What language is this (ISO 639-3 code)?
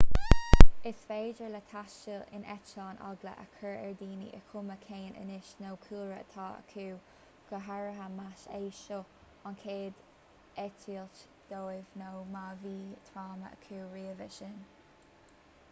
gle